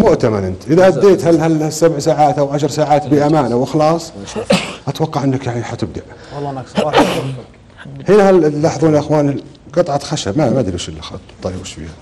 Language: Arabic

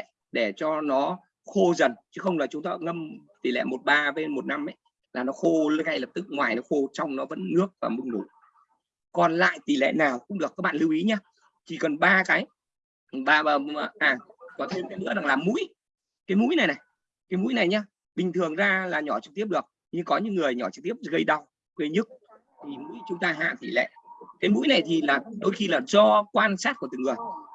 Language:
Vietnamese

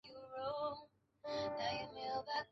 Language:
Chinese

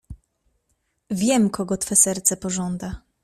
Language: Polish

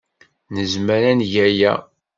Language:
Kabyle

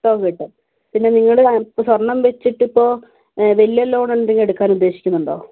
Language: Malayalam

